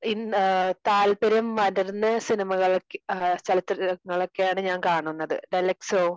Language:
Malayalam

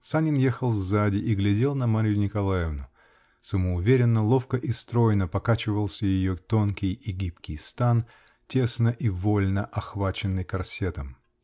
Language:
Russian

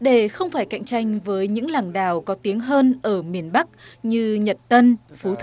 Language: Vietnamese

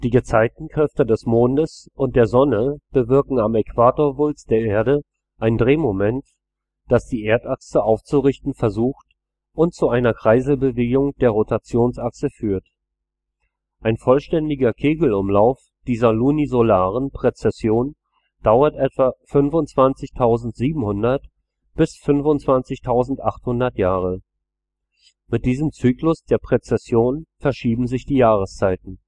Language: German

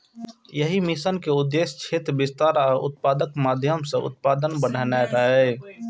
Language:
Maithili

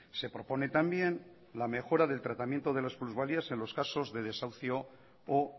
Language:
Spanish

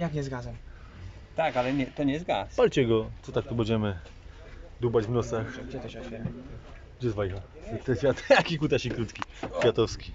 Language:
Polish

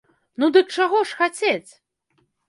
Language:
Belarusian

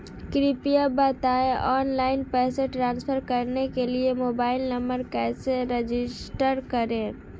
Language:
Hindi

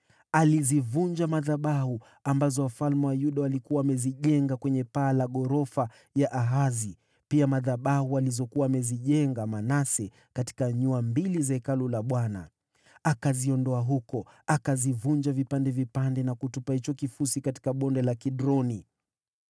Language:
Swahili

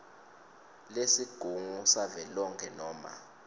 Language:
Swati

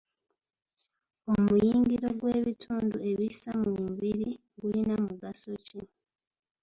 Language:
Ganda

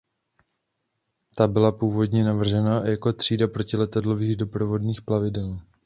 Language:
Czech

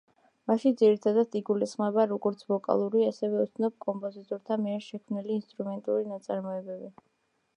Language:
Georgian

